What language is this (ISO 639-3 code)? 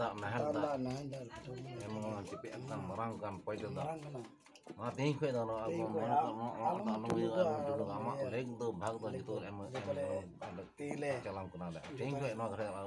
ind